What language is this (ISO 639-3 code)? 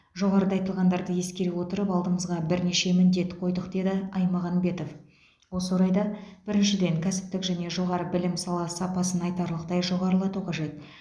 kaz